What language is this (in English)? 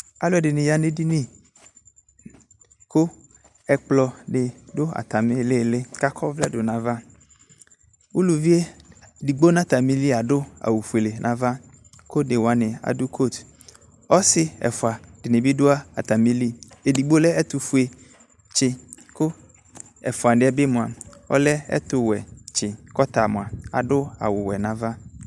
Ikposo